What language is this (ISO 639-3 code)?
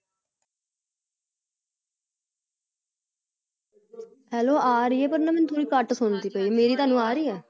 pan